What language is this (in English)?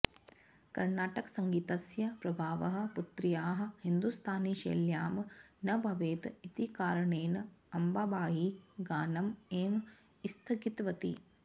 Sanskrit